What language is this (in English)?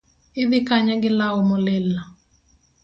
Luo (Kenya and Tanzania)